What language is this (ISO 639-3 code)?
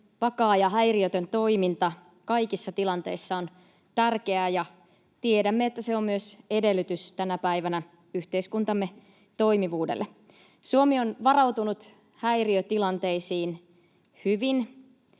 fin